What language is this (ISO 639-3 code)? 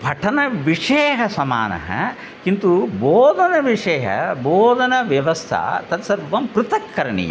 san